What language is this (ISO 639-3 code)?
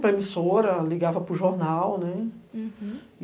por